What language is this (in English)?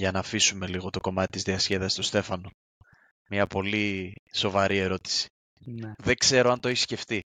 Greek